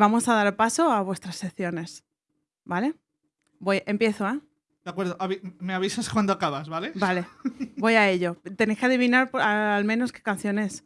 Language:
Spanish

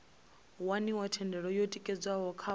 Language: Venda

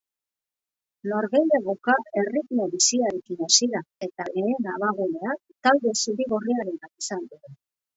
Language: Basque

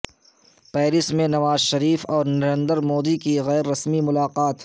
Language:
Urdu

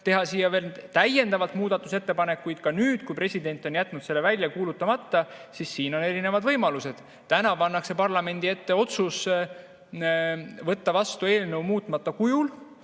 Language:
Estonian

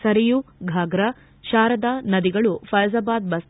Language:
Kannada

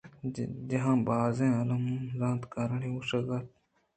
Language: Eastern Balochi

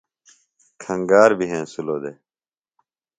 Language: Phalura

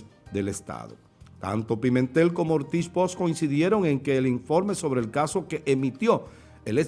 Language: Spanish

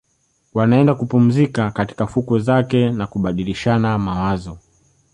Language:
Swahili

